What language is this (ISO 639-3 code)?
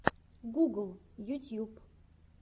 rus